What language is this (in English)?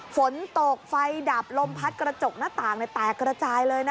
Thai